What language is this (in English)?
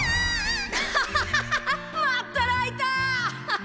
Japanese